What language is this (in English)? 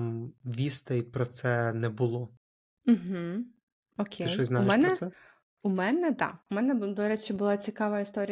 Ukrainian